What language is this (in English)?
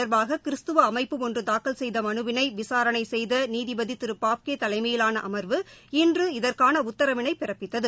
Tamil